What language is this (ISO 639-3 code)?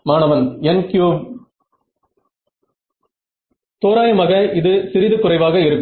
tam